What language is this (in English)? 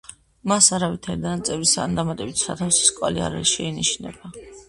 Georgian